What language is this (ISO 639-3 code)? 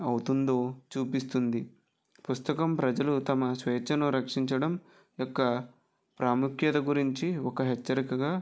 tel